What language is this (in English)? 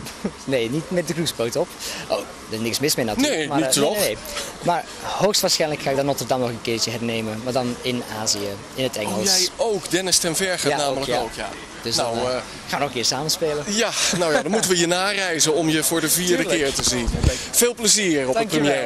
Dutch